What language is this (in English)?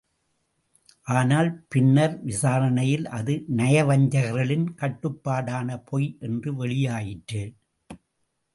Tamil